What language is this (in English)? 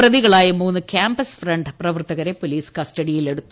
Malayalam